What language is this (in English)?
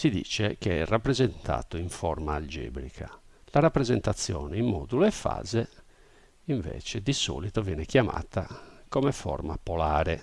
Italian